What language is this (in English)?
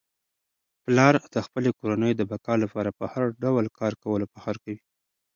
Pashto